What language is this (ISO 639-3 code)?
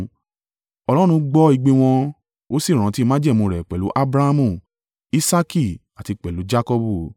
yor